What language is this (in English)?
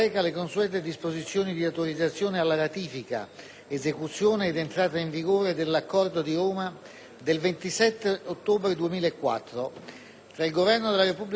Italian